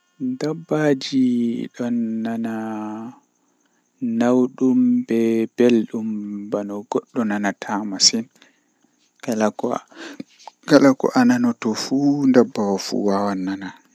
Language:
Western Niger Fulfulde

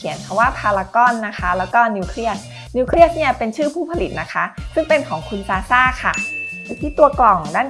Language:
Thai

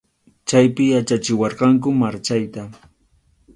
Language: Arequipa-La Unión Quechua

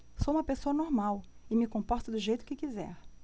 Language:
Portuguese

